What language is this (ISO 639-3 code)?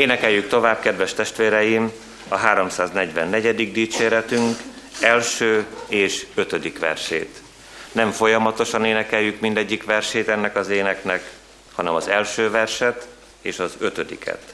hun